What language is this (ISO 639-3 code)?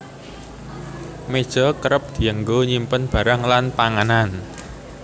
jav